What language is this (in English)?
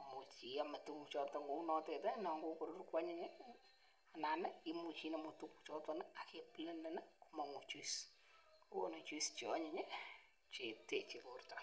Kalenjin